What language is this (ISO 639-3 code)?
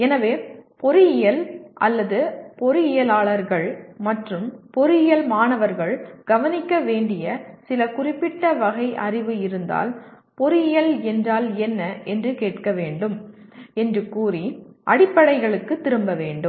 tam